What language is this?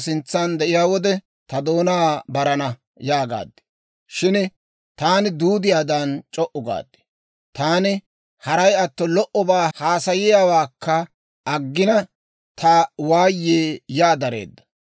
Dawro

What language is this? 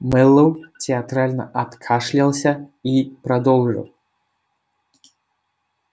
Russian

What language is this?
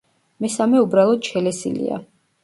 Georgian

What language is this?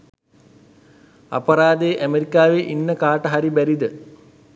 Sinhala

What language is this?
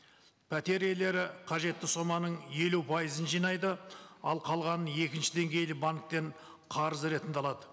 Kazakh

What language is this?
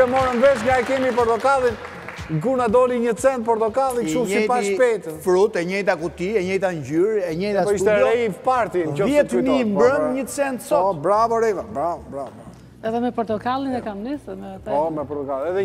Romanian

